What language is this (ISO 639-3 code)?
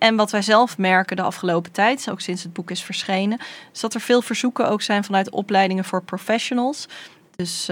nld